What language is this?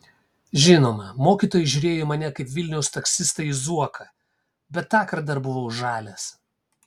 Lithuanian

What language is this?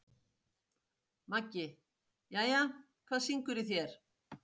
Icelandic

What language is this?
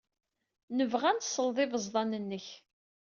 Kabyle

